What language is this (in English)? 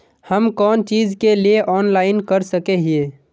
Magahi